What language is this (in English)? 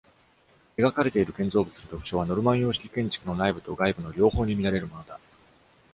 Japanese